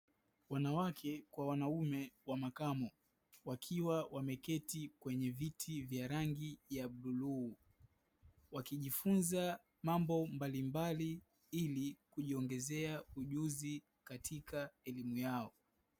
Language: Swahili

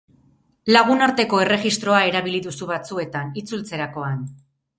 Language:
Basque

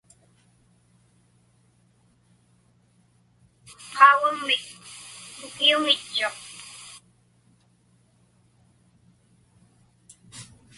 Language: Inupiaq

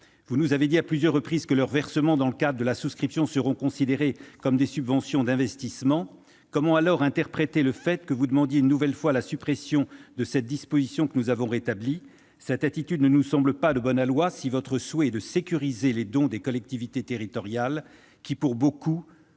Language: French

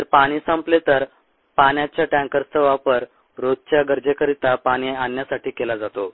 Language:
Marathi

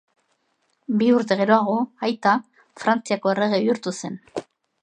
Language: Basque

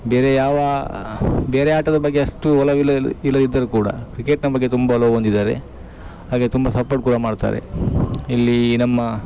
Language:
Kannada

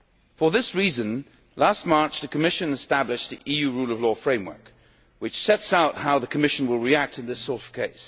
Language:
English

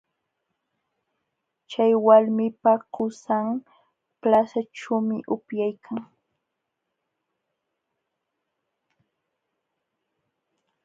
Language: Jauja Wanca Quechua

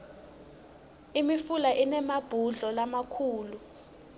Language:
Swati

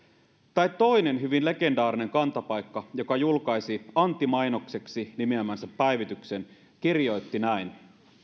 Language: Finnish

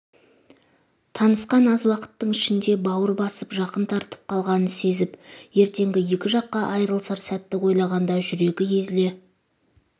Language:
Kazakh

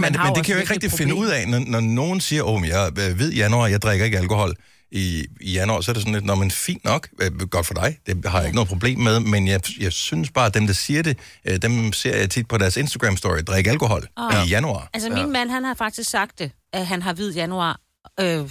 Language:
Danish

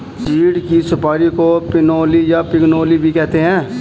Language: Hindi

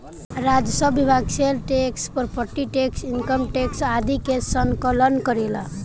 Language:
Bhojpuri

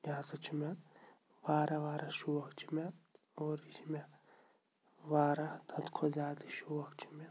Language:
Kashmiri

